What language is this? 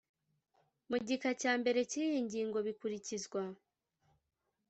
Kinyarwanda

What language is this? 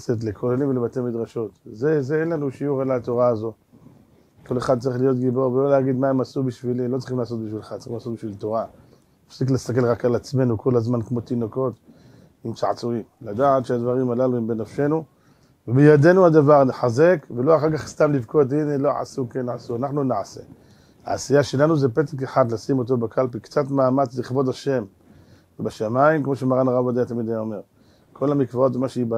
Hebrew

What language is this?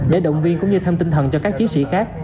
Vietnamese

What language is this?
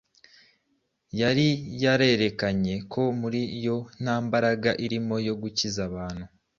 Kinyarwanda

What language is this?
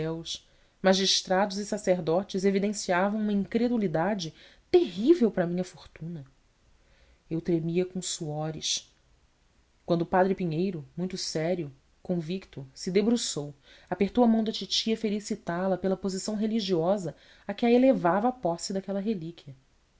Portuguese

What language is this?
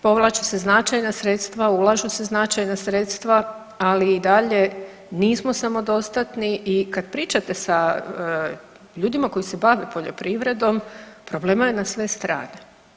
Croatian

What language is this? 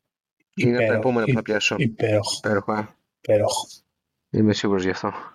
Greek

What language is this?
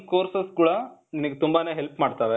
Kannada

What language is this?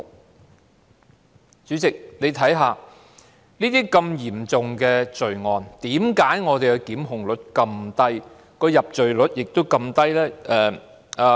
Cantonese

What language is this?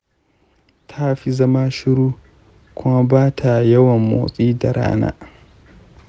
Hausa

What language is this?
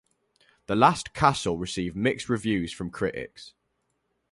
English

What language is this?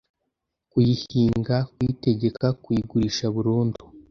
Kinyarwanda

